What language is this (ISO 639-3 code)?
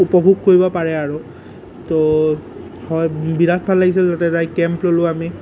asm